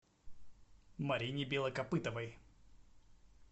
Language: Russian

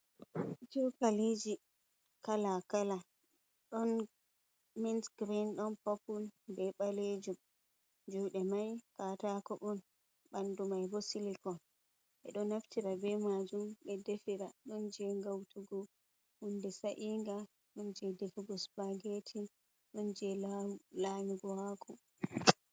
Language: Fula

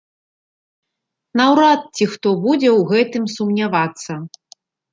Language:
Belarusian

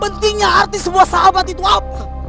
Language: Indonesian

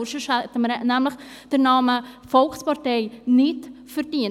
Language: Swiss German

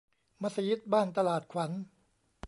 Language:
Thai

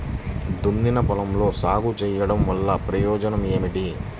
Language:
Telugu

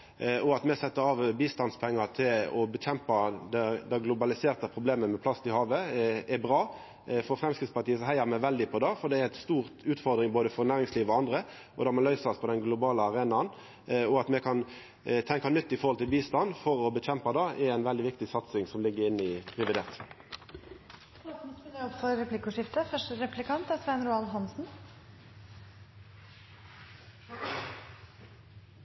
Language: Norwegian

